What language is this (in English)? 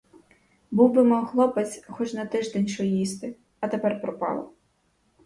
Ukrainian